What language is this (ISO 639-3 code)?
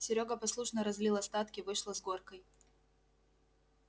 rus